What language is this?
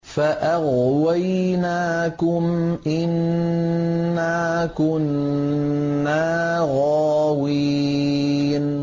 Arabic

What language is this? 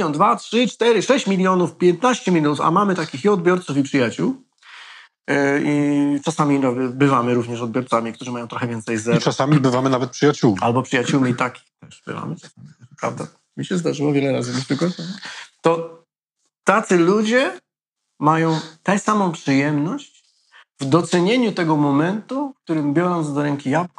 Polish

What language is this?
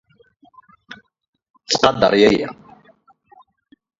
Kabyle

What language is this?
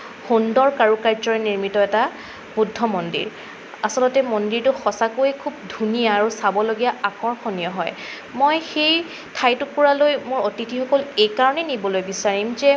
Assamese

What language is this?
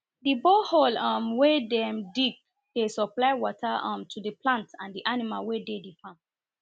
Nigerian Pidgin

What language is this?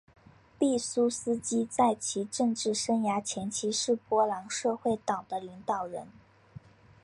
Chinese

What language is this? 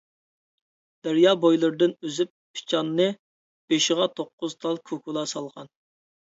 Uyghur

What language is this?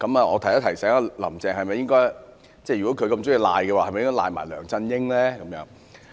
Cantonese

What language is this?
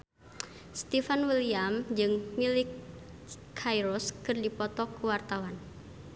Sundanese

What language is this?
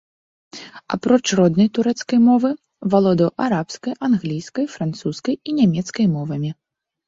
Belarusian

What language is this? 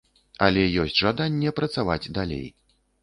Belarusian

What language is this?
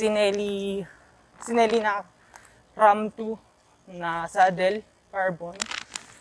Filipino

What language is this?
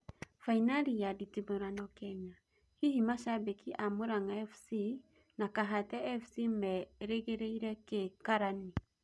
Kikuyu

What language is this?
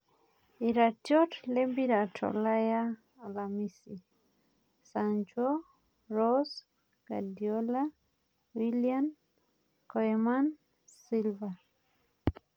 Masai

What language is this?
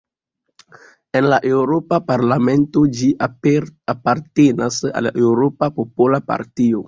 Esperanto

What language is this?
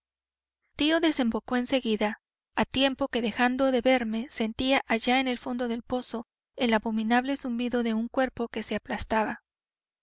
Spanish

